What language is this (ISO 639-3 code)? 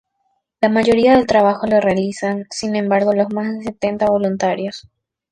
spa